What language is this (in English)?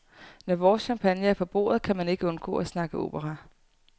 Danish